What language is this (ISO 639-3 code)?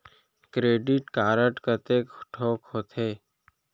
hne